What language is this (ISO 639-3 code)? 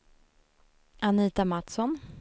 swe